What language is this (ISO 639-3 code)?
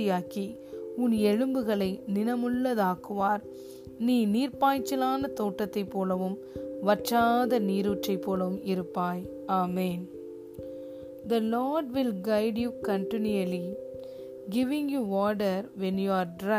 tam